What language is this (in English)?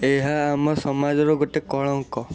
Odia